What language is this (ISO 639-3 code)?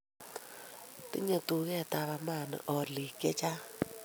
kln